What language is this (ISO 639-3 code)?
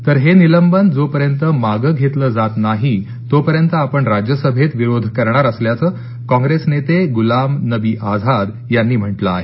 mar